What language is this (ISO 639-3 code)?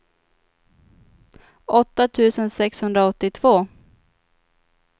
swe